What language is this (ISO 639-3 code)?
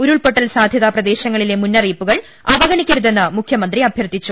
mal